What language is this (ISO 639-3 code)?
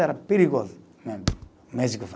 por